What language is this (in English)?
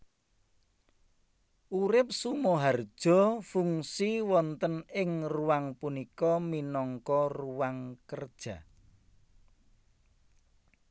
Javanese